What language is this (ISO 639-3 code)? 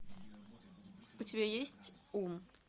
rus